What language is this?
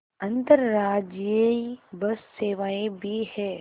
Hindi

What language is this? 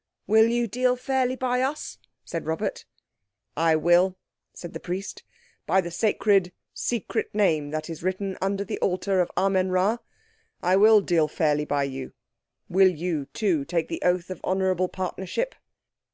English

